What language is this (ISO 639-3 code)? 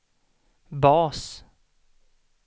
swe